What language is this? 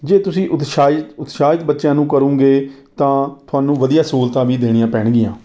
Punjabi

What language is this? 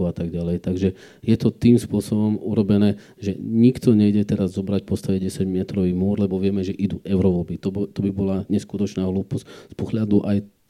Slovak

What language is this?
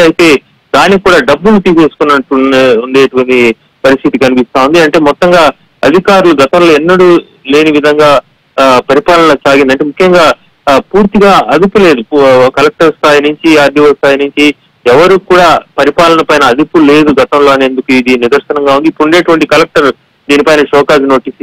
Telugu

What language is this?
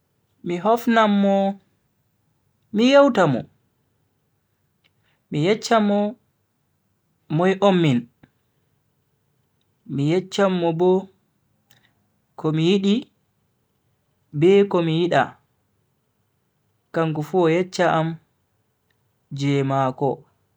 Bagirmi Fulfulde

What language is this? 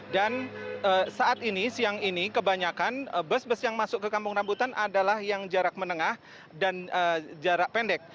Indonesian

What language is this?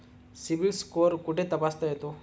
Marathi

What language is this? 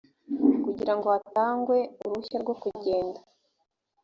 Kinyarwanda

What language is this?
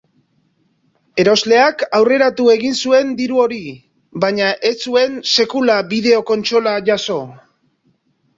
Basque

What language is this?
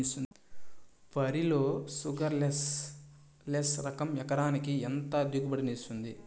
Telugu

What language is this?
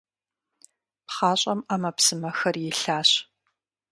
Kabardian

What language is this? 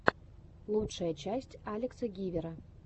Russian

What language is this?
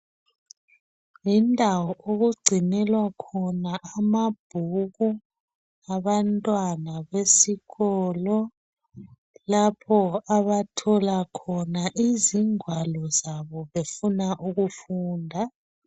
North Ndebele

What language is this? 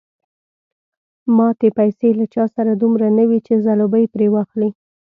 Pashto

